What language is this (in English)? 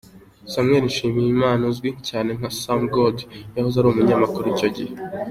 Kinyarwanda